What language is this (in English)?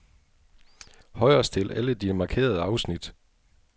Danish